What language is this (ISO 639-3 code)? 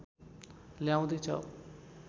nep